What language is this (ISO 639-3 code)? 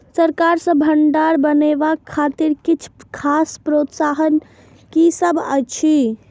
mai